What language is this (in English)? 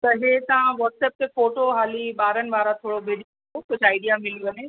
Sindhi